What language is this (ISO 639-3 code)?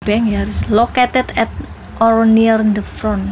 jav